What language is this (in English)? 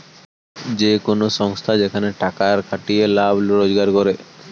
Bangla